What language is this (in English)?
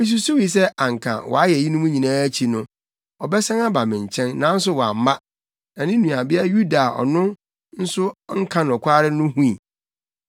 Akan